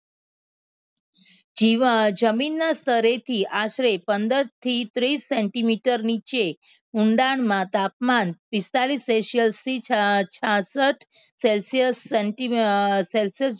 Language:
Gujarati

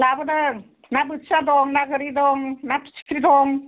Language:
Bodo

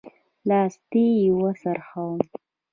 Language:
Pashto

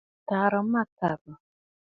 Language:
Bafut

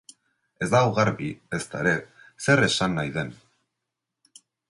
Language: Basque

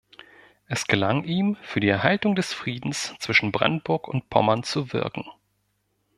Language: German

